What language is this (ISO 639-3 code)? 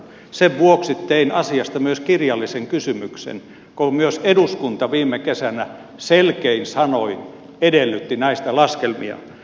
fin